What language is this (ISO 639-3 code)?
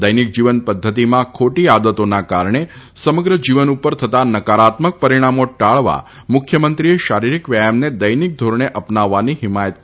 guj